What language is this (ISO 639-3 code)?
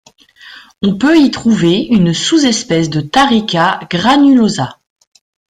fra